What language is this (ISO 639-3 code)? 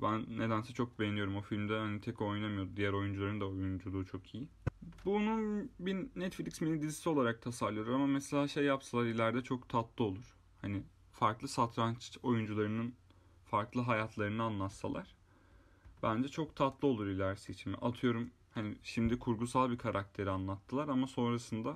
tur